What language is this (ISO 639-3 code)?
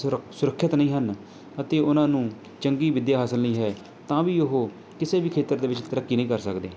pan